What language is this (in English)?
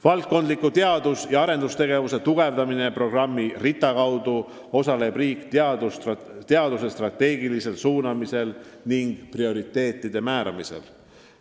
Estonian